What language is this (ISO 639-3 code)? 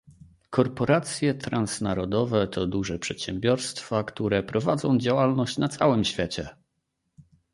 pol